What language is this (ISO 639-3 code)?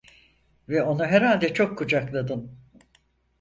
tur